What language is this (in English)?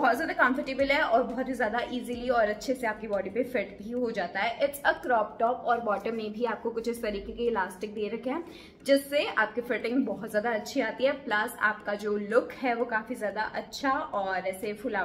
Hindi